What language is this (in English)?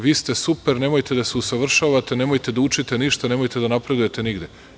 Serbian